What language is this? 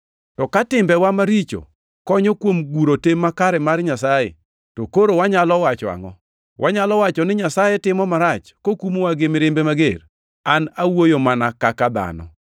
Luo (Kenya and Tanzania)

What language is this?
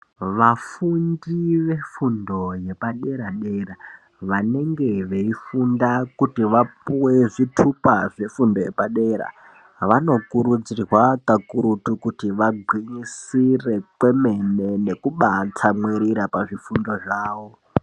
Ndau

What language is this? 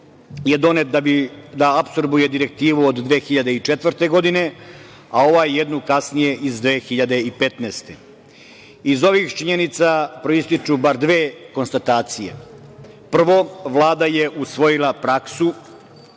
Serbian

